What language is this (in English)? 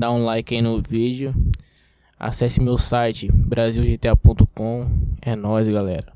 Portuguese